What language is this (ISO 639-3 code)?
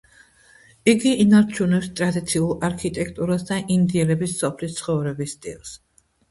kat